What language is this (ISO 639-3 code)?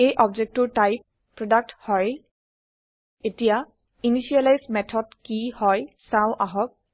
asm